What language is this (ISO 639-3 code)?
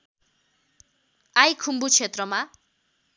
nep